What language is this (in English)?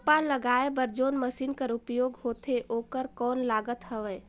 Chhattisgarhi